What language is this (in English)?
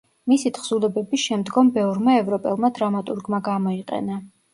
Georgian